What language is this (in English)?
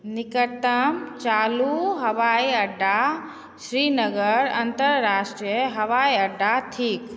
Maithili